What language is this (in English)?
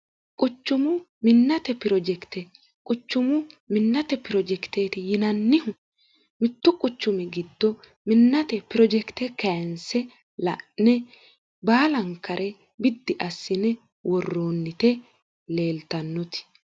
Sidamo